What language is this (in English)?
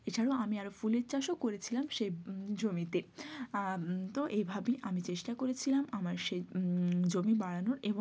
Bangla